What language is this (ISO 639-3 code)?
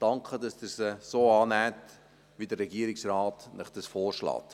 gsw